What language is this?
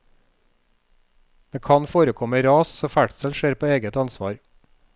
Norwegian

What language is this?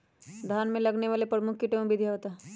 Magahi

